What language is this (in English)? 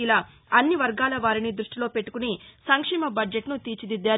Telugu